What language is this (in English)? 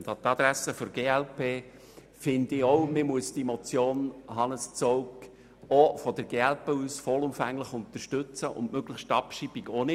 Swiss German